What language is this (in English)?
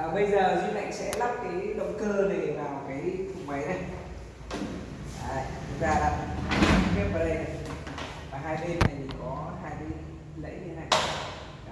Vietnamese